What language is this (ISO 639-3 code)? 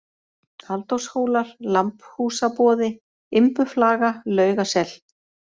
isl